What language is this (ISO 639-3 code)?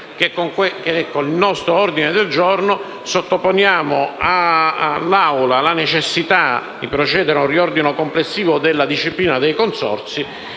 ita